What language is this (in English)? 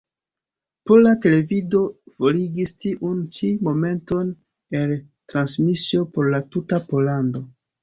Esperanto